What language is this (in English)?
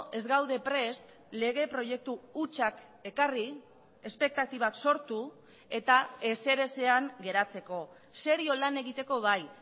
Basque